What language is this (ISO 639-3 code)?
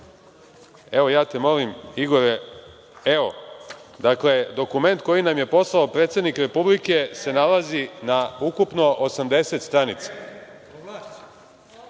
srp